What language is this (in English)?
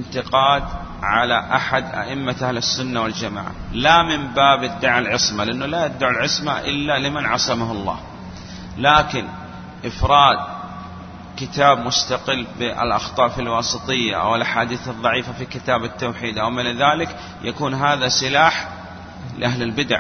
Arabic